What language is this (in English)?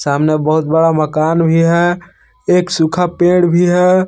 Hindi